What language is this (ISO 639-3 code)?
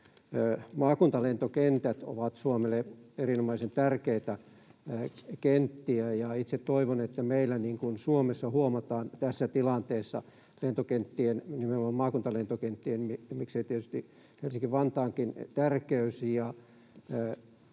fin